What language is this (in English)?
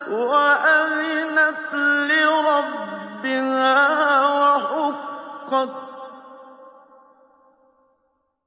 Arabic